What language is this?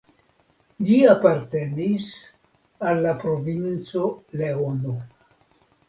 Esperanto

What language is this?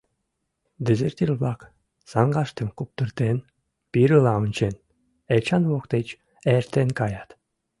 Mari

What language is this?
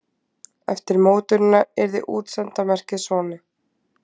Icelandic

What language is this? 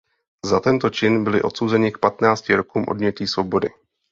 Czech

